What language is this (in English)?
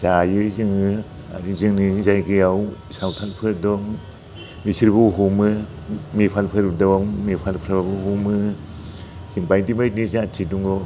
Bodo